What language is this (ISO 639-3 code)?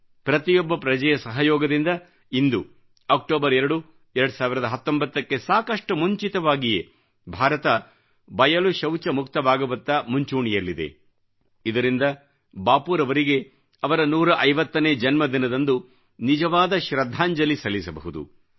kan